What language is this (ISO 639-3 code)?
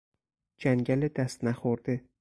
fas